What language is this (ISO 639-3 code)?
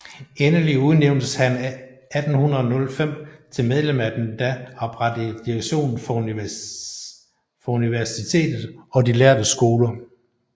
dan